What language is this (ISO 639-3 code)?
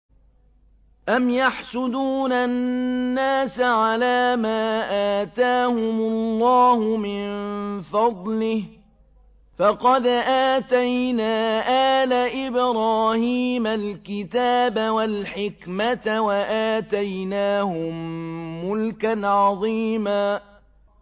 ara